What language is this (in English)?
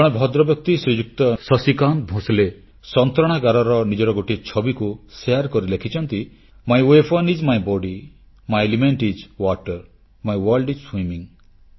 Odia